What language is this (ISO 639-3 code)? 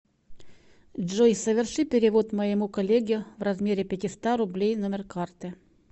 rus